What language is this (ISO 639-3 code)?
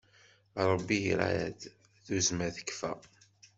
kab